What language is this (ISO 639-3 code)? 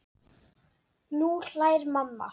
isl